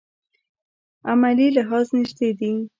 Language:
Pashto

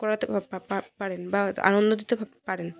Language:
Bangla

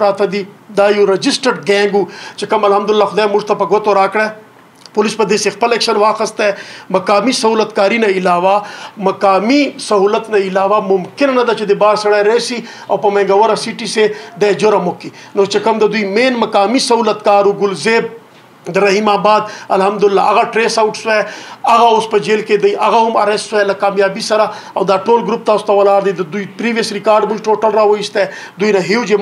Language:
Romanian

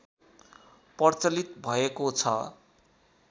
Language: Nepali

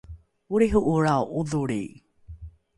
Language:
Rukai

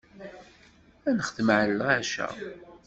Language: Kabyle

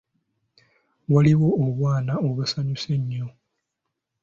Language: Ganda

